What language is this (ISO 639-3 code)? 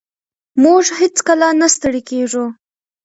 pus